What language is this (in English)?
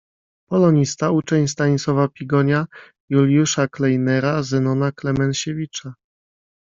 Polish